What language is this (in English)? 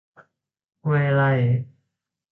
Thai